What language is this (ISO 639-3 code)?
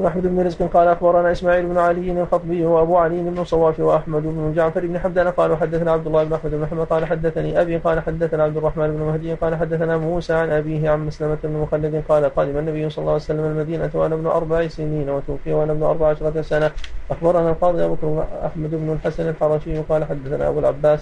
ara